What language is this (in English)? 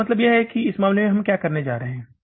Hindi